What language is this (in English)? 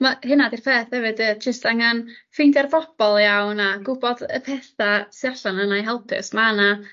Welsh